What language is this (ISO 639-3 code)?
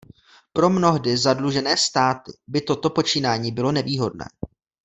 ces